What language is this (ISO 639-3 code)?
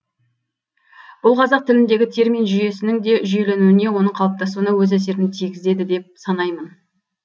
kaz